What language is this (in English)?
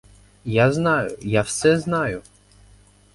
Ukrainian